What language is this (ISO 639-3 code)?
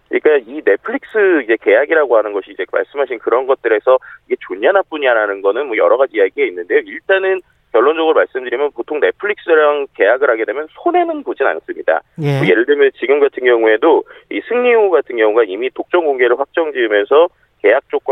kor